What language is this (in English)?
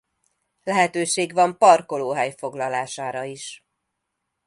Hungarian